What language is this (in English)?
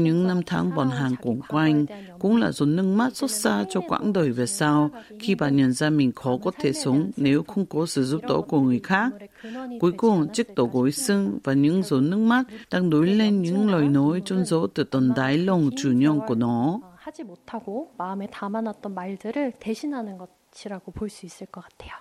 Vietnamese